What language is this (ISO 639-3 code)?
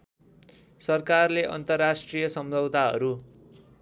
nep